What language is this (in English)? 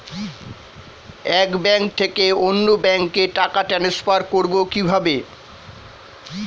Bangla